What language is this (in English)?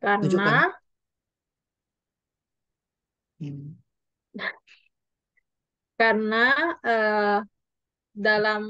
Indonesian